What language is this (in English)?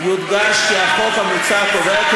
Hebrew